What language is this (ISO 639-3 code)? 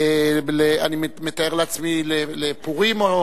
heb